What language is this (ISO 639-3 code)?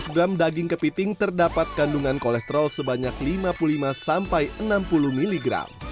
ind